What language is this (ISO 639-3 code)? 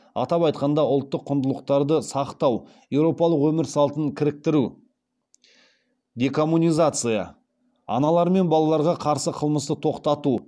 kaz